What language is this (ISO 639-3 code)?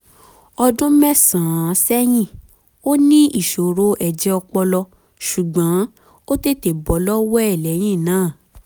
yor